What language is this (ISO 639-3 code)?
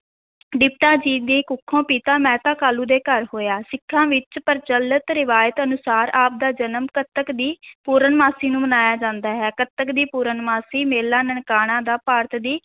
pan